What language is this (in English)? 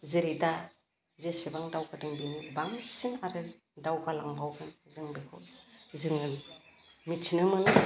Bodo